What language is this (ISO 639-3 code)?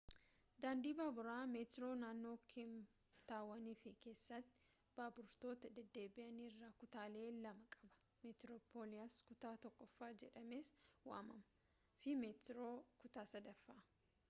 orm